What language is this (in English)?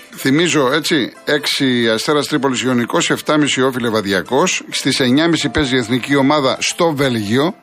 Greek